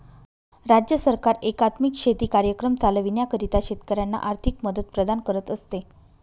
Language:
Marathi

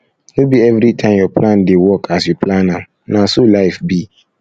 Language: Nigerian Pidgin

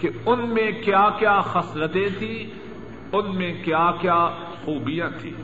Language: Urdu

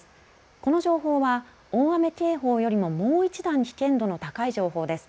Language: Japanese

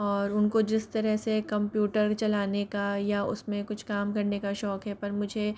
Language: Hindi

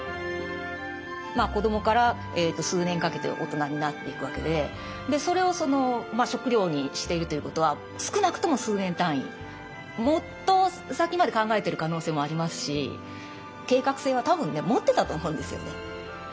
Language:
Japanese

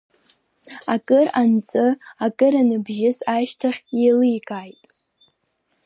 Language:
Abkhazian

